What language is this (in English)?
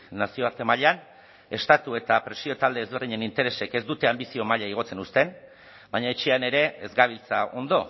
Basque